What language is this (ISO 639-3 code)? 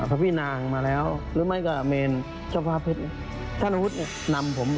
tha